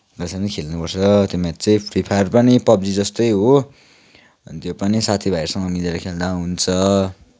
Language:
Nepali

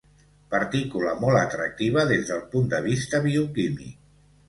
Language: Catalan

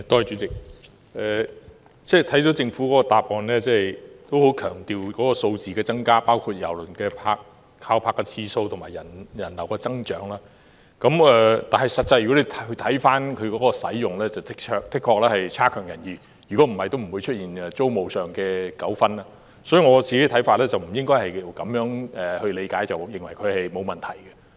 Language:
Cantonese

